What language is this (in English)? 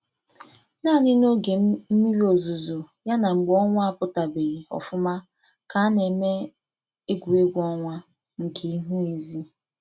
Igbo